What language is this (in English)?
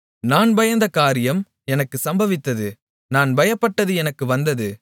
Tamil